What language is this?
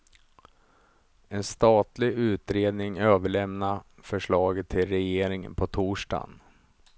Swedish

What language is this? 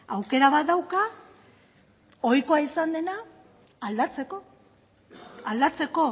Basque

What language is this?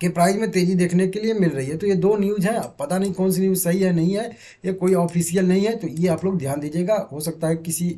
Hindi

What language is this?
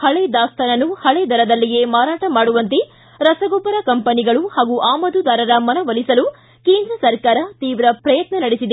Kannada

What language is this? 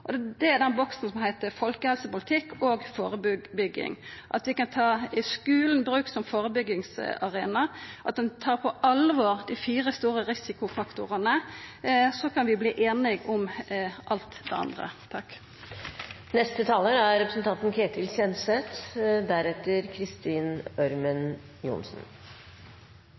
Norwegian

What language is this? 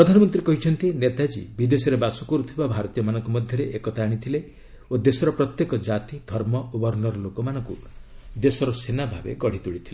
Odia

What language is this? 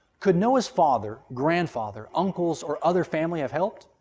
English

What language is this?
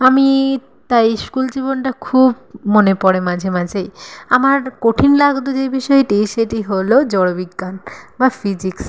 Bangla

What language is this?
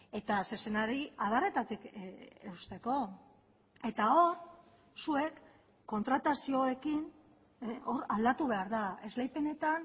Basque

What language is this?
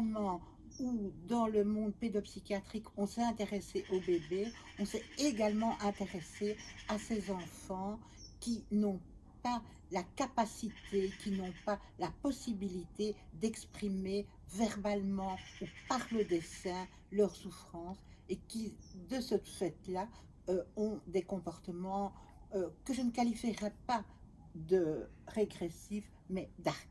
French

